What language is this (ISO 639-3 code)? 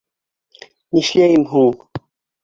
bak